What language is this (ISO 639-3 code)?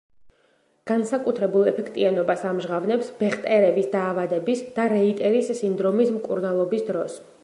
kat